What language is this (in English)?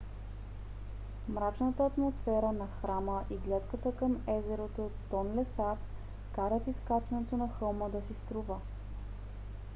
Bulgarian